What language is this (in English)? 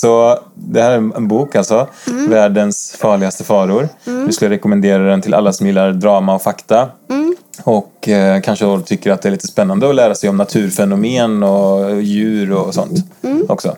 Swedish